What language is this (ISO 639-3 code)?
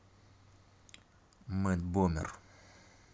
rus